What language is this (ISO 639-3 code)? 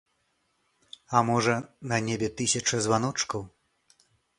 bel